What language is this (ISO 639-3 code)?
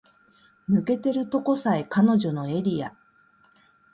jpn